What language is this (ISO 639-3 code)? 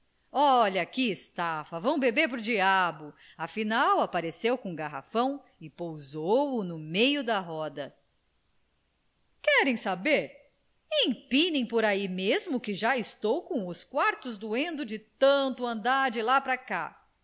por